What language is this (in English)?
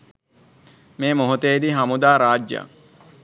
Sinhala